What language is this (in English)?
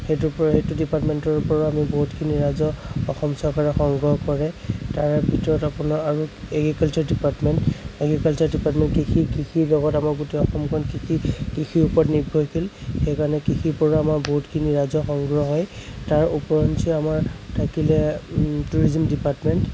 Assamese